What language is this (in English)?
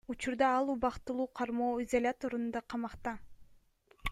Kyrgyz